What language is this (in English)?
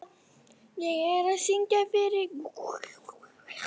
Icelandic